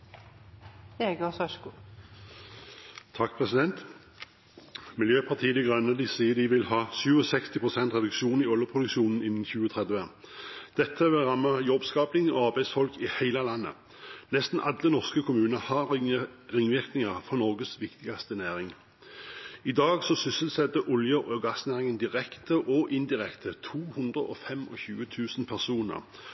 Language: Norwegian Bokmål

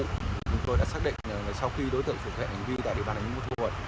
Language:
Vietnamese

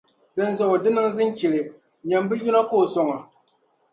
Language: Dagbani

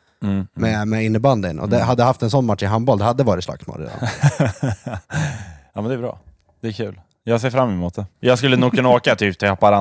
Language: Swedish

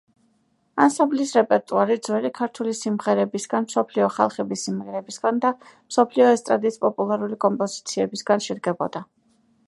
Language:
Georgian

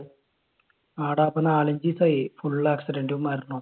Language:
Malayalam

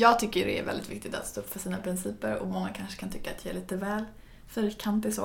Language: Swedish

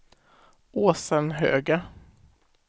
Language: Swedish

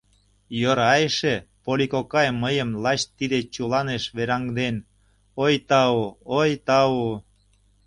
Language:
Mari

